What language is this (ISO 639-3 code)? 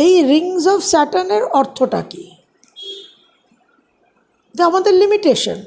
ben